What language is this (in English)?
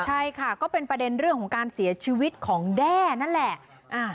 Thai